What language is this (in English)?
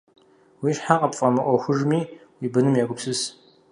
Kabardian